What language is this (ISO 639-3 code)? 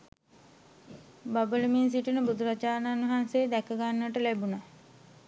sin